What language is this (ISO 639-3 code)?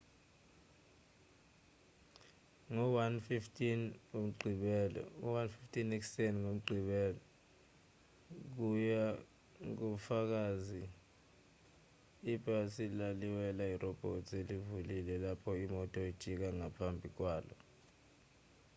zul